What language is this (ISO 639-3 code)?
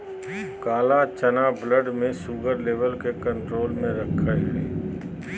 mag